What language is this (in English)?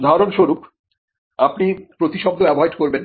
Bangla